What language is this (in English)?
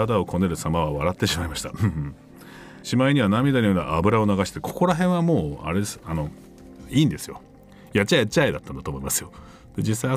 Japanese